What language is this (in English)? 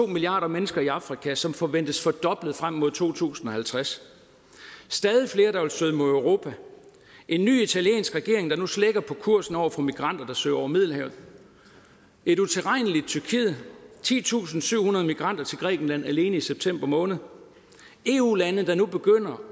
Danish